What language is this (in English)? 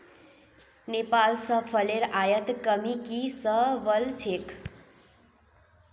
Magahi